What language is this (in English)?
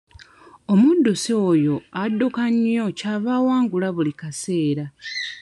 Ganda